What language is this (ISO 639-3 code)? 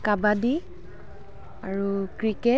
asm